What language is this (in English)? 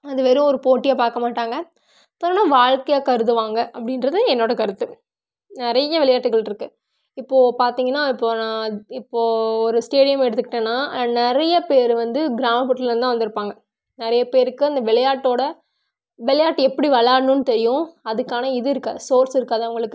Tamil